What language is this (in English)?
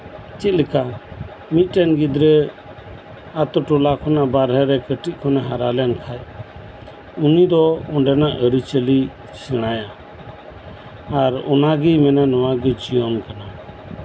Santali